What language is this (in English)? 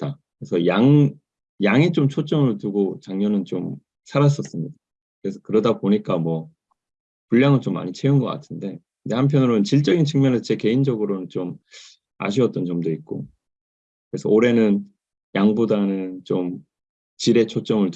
Korean